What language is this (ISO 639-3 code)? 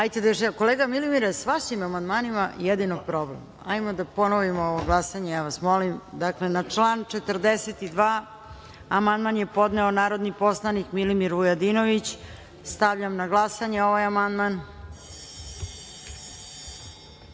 srp